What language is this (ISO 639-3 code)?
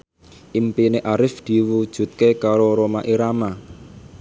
jav